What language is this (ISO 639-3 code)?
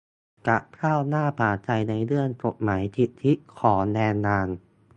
tha